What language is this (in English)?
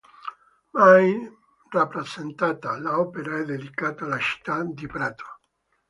Italian